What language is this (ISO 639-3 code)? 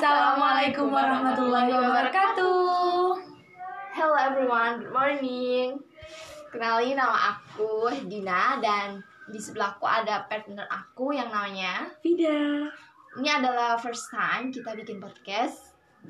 ind